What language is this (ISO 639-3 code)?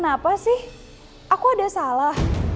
ind